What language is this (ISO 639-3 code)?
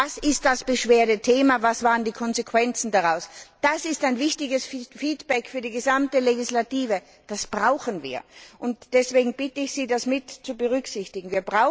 deu